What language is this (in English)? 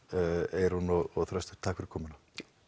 Icelandic